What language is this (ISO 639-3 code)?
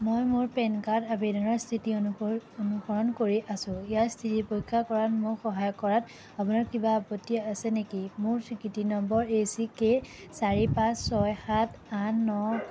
asm